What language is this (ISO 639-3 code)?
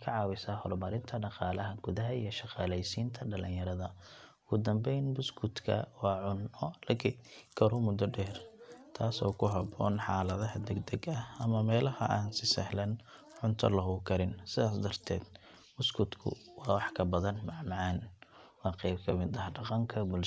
som